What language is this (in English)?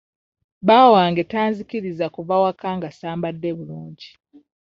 Ganda